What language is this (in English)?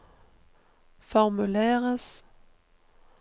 Norwegian